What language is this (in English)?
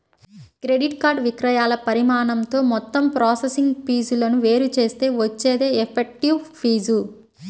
Telugu